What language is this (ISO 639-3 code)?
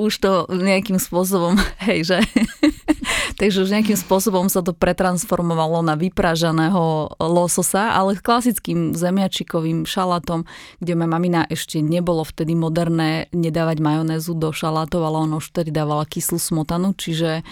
slk